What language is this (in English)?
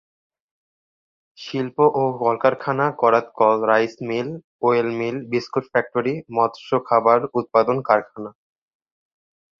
Bangla